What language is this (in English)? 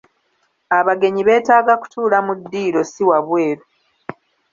Ganda